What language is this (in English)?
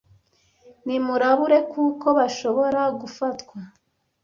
Kinyarwanda